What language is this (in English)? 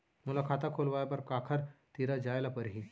Chhattisgarhi